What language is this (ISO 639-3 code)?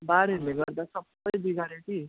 nep